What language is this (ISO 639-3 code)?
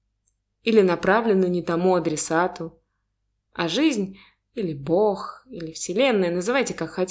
rus